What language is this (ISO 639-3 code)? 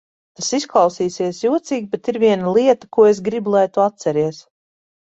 lav